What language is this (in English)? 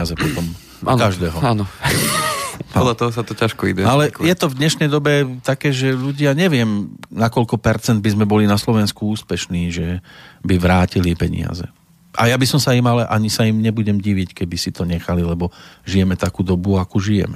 Slovak